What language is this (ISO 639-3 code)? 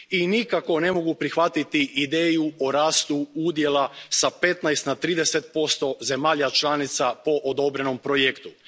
hrv